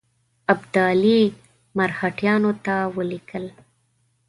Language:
Pashto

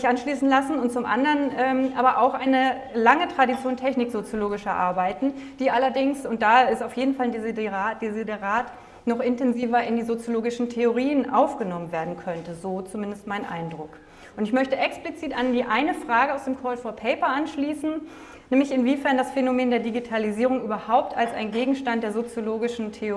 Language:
German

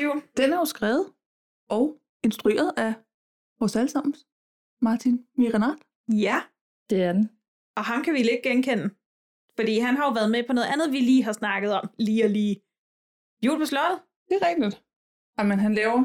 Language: Danish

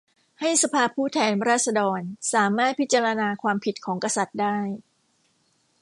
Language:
Thai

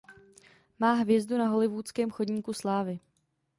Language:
Czech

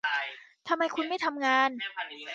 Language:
Thai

